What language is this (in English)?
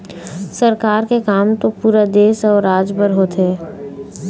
Chhattisgarhi